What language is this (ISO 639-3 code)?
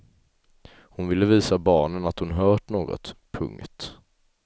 swe